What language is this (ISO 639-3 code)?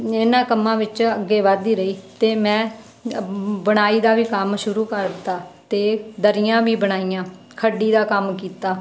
pan